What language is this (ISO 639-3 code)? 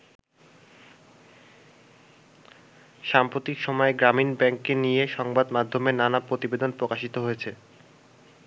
ben